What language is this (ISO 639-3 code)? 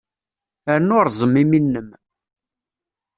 kab